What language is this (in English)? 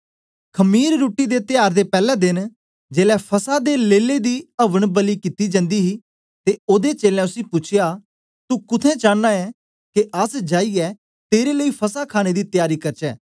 Dogri